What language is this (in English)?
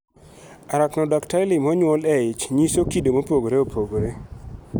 Luo (Kenya and Tanzania)